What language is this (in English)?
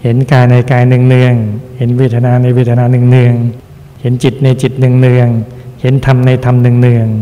Thai